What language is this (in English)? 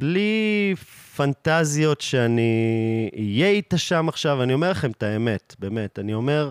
Hebrew